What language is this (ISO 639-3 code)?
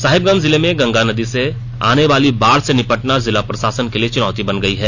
hin